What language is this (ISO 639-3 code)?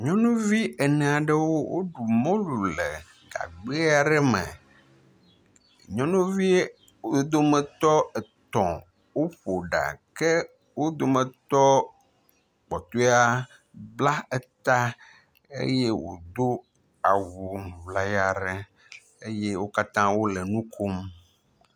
ewe